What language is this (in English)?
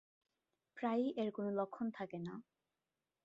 Bangla